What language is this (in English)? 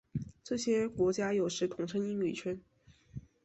Chinese